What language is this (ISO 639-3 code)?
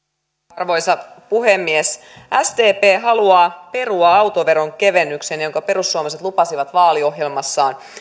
fin